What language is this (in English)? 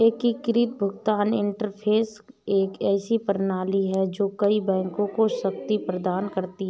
Hindi